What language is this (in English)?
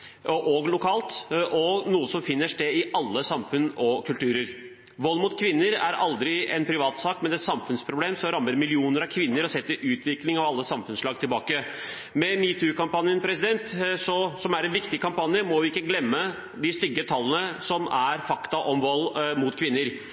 Norwegian Bokmål